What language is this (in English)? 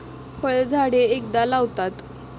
Marathi